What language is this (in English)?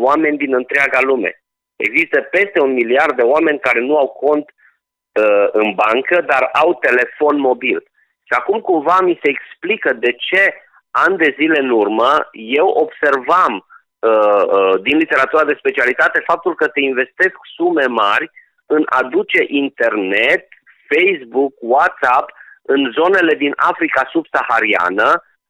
Romanian